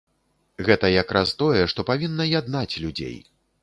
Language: Belarusian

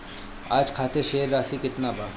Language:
Bhojpuri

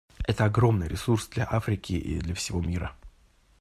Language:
Russian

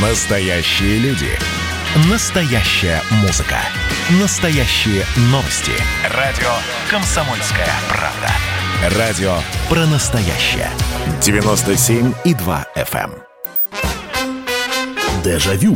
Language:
Russian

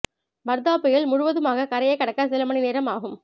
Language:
Tamil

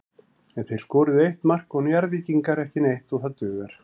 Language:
Icelandic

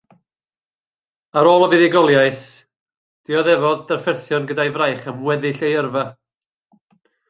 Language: Welsh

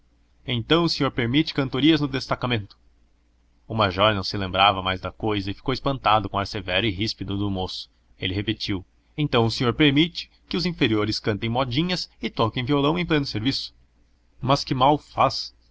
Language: Portuguese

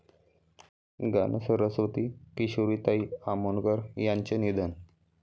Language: Marathi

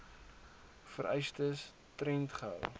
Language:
Afrikaans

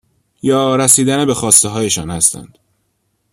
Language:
Persian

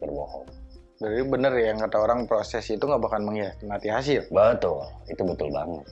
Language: Indonesian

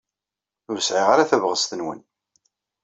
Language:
Kabyle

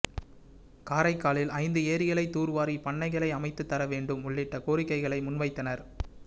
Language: Tamil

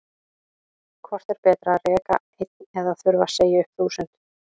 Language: Icelandic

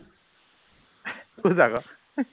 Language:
Assamese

